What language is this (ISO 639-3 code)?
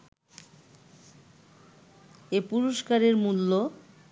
ben